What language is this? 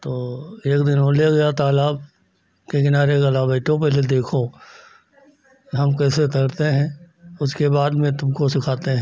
Hindi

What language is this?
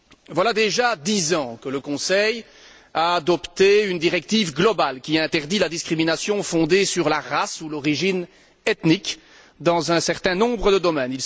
French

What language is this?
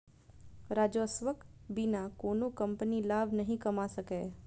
Maithili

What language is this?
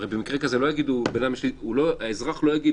Hebrew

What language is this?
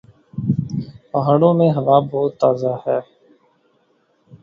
Urdu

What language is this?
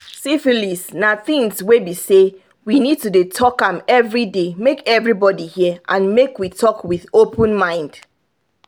Nigerian Pidgin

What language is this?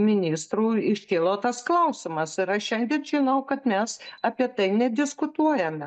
Lithuanian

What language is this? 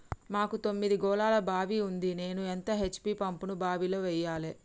Telugu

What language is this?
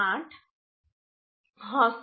Gujarati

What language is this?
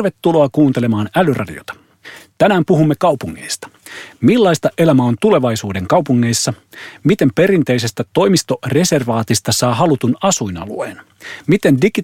Finnish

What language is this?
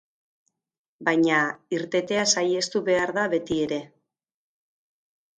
Basque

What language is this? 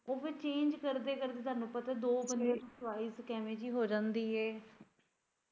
Punjabi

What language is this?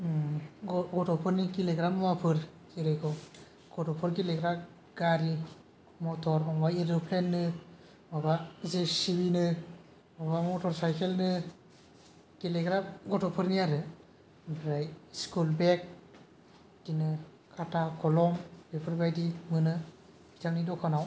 Bodo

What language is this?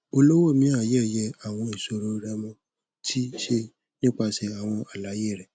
Yoruba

